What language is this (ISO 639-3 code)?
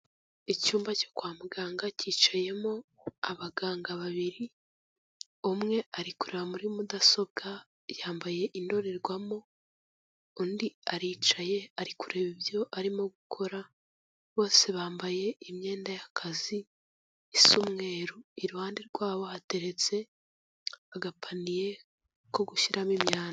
kin